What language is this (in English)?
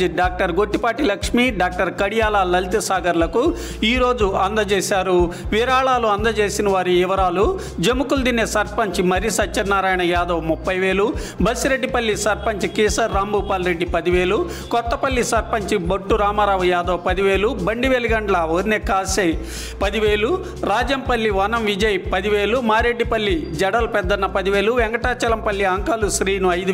Telugu